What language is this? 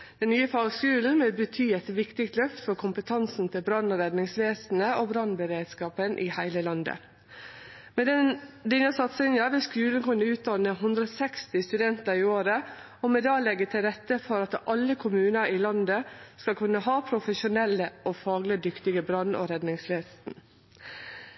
Norwegian Nynorsk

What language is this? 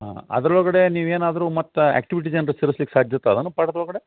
Kannada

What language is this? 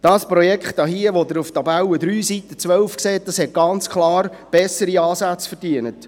Swiss German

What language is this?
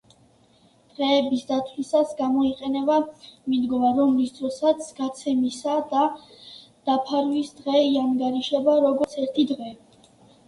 Georgian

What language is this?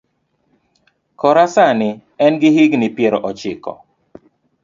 Luo (Kenya and Tanzania)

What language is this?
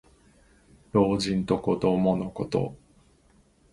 Japanese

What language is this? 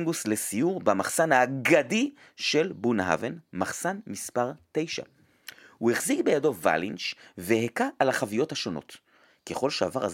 Hebrew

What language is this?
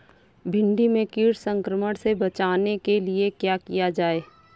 Hindi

